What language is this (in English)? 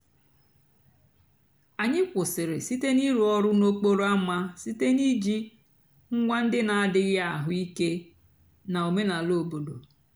Igbo